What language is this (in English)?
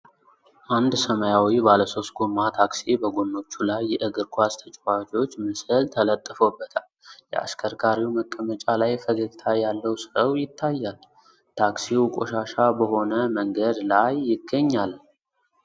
Amharic